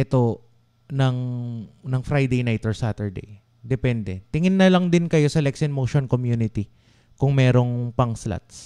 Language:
Filipino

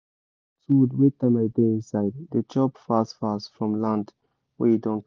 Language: Nigerian Pidgin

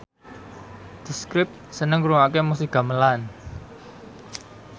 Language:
Javanese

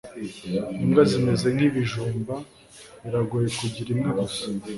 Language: Kinyarwanda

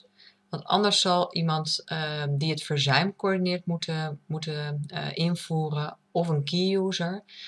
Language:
Dutch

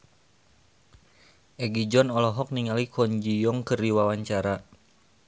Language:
Sundanese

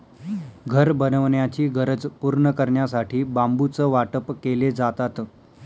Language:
Marathi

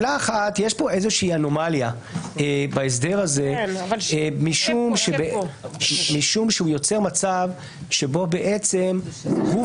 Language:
Hebrew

